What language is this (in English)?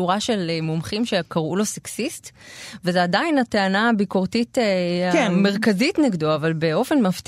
Hebrew